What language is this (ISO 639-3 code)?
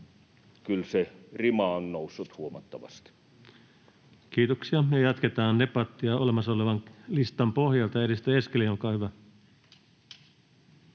fin